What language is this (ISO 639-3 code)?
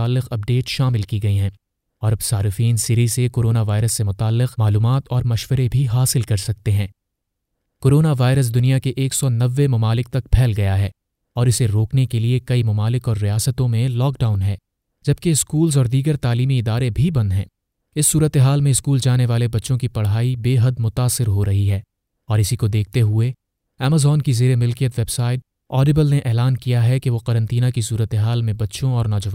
urd